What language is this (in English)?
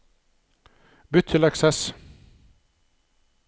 Norwegian